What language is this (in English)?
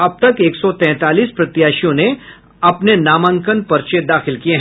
Hindi